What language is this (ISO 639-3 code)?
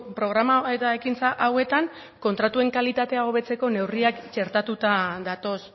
eus